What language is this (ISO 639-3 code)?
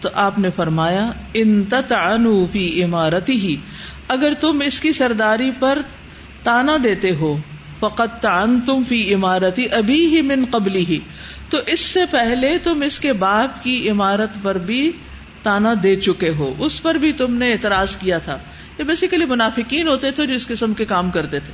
urd